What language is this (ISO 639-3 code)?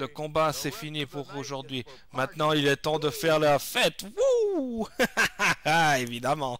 fra